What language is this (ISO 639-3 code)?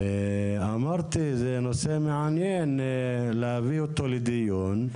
heb